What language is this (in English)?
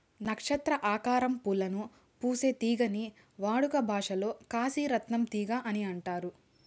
Telugu